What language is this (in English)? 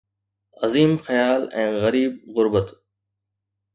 Sindhi